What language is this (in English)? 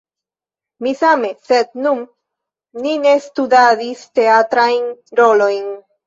Esperanto